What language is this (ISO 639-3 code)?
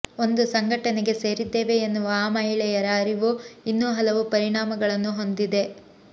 kan